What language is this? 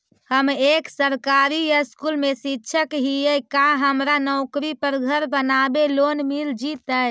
Magahi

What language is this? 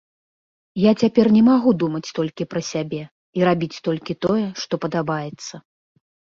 Belarusian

